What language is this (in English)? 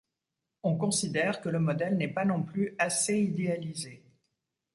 French